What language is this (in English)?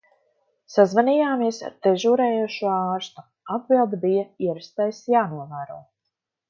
Latvian